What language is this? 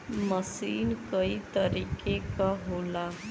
Bhojpuri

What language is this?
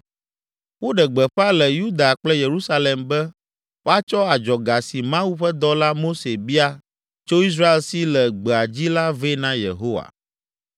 Ewe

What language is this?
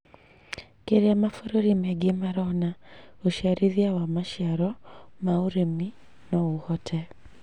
Kikuyu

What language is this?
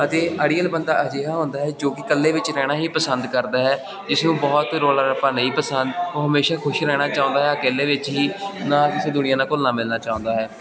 Punjabi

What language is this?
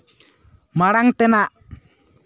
Santali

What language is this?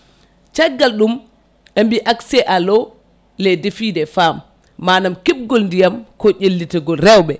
Fula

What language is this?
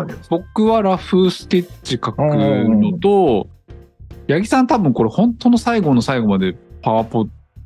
Japanese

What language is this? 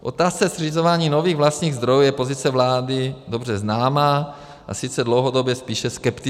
Czech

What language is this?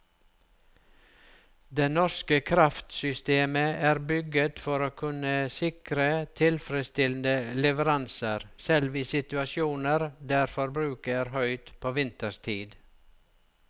Norwegian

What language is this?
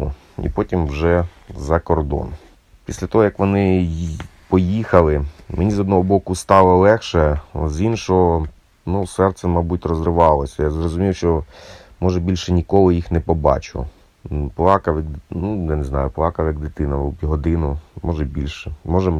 Ukrainian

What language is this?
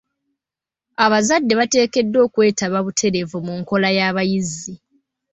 Ganda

